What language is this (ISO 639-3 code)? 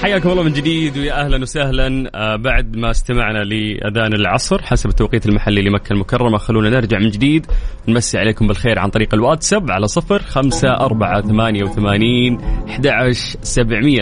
ara